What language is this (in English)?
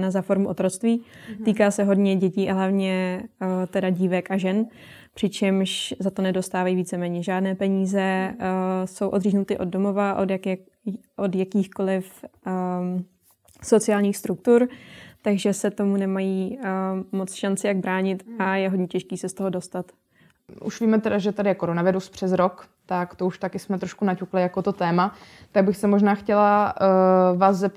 Czech